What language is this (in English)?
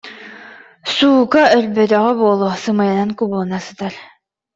Yakut